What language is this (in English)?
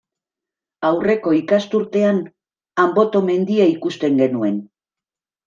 Basque